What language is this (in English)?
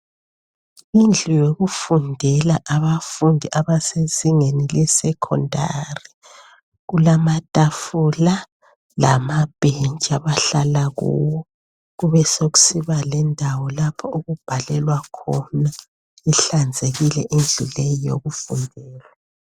North Ndebele